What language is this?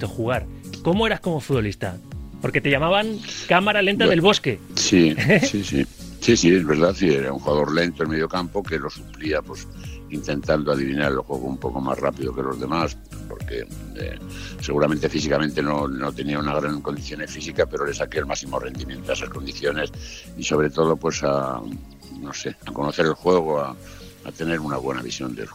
Spanish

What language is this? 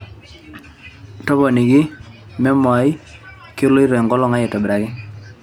Masai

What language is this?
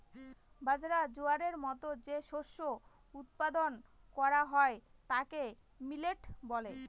Bangla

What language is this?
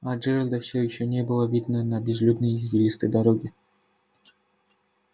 Russian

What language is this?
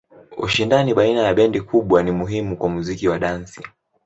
Swahili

